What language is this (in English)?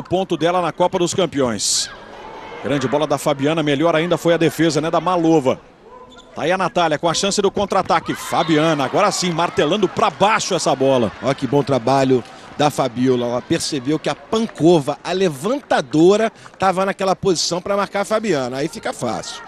Portuguese